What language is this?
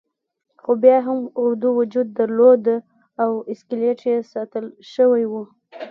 Pashto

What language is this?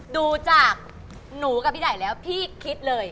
Thai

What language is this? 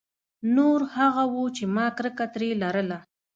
Pashto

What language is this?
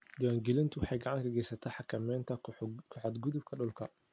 Somali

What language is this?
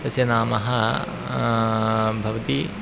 Sanskrit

